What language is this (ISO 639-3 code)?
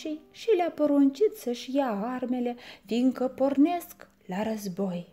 ron